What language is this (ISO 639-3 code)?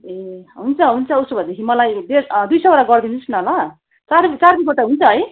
nep